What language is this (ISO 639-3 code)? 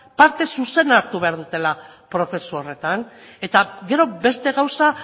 eus